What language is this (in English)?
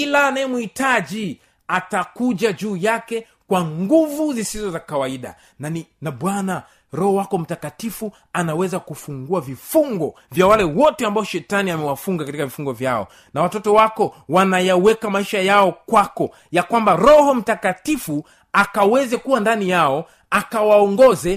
Swahili